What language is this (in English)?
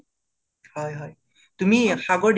Assamese